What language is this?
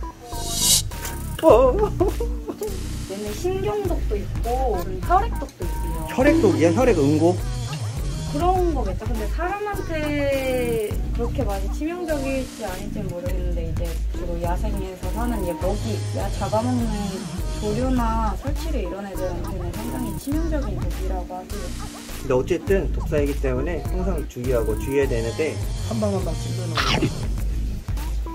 Korean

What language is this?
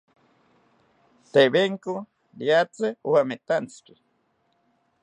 South Ucayali Ashéninka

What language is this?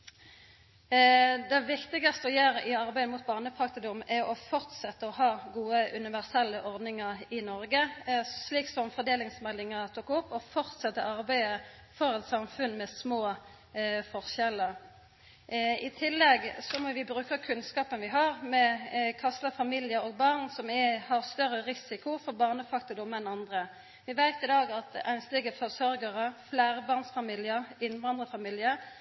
Norwegian Nynorsk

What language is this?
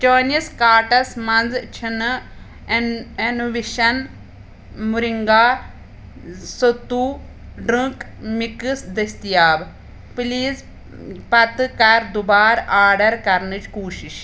Kashmiri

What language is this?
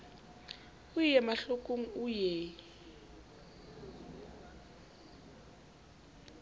Southern Sotho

